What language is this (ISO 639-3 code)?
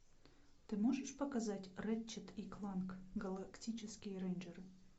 rus